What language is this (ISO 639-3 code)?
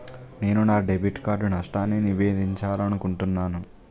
tel